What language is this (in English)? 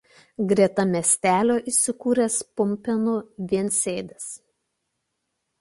Lithuanian